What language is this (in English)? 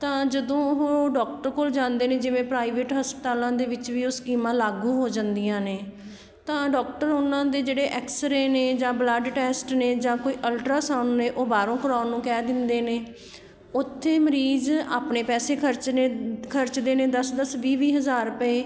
Punjabi